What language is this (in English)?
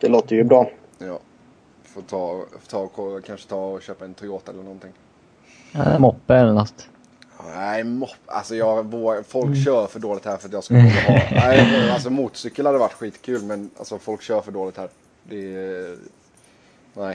Swedish